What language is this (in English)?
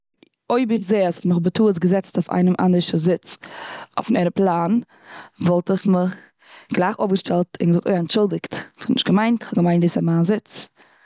Yiddish